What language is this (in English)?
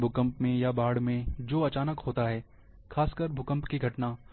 Hindi